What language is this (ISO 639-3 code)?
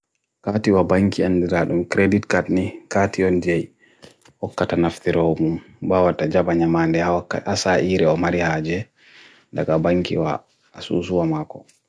fui